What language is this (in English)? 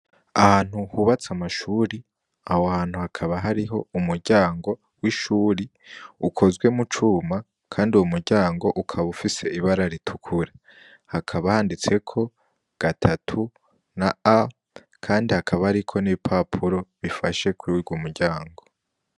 Rundi